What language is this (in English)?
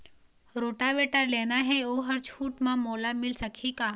Chhattisgarhi